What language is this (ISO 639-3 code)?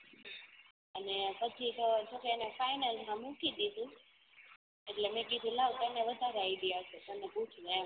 guj